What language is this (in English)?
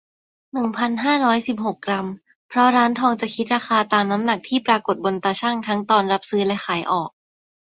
Thai